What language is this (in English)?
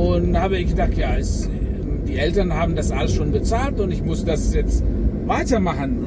German